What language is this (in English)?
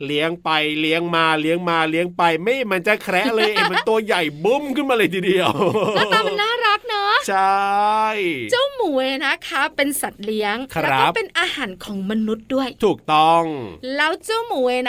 Thai